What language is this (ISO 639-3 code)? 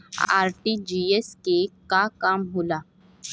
bho